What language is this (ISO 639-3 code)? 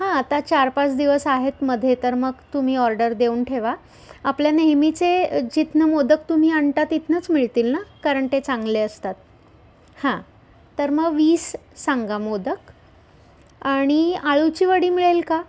mar